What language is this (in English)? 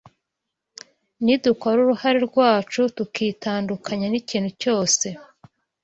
Kinyarwanda